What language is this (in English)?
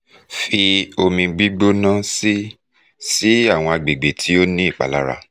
Yoruba